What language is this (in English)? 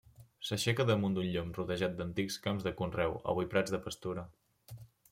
Catalan